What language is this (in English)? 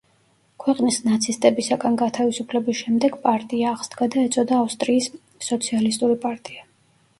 Georgian